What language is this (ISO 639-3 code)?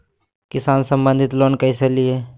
mag